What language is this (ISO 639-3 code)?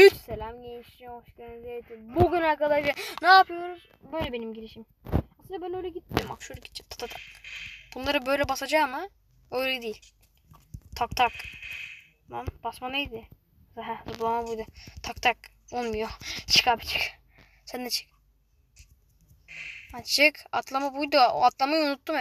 tur